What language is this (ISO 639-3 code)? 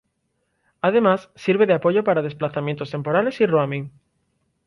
spa